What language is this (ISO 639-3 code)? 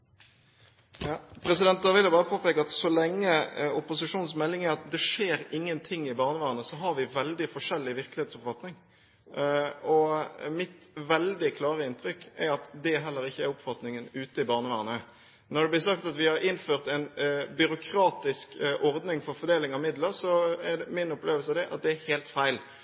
nob